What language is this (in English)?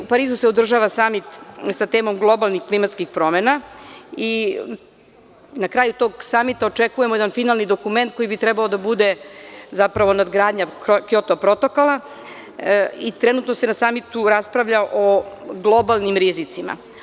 Serbian